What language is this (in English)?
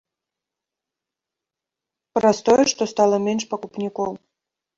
Belarusian